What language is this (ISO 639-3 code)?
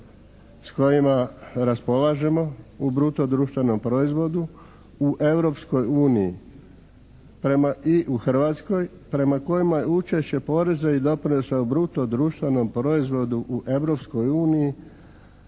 hrv